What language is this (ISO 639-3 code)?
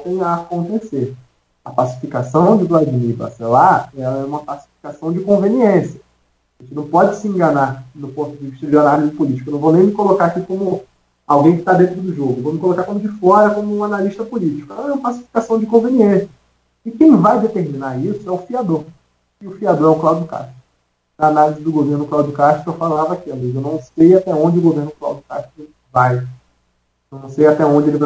por